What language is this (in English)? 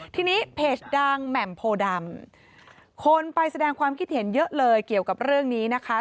Thai